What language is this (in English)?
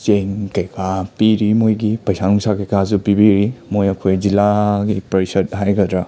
Manipuri